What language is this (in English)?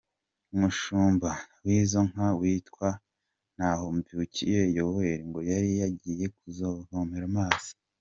Kinyarwanda